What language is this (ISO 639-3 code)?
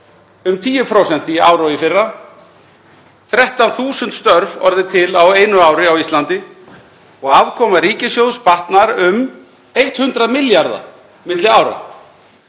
isl